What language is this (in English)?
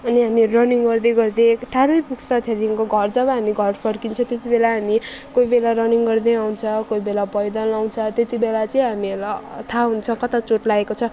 Nepali